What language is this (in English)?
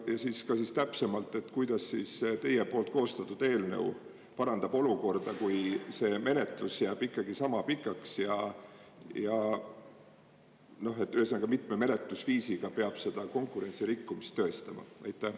Estonian